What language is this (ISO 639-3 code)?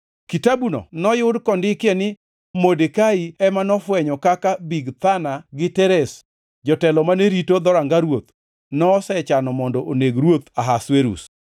luo